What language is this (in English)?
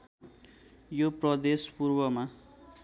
Nepali